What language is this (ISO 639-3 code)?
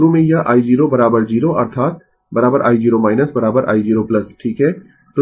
hin